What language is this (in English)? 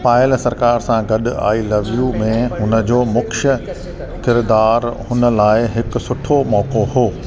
Sindhi